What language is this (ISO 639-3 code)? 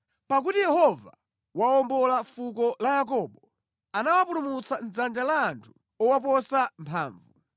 nya